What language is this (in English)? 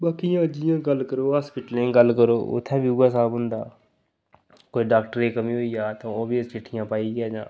Dogri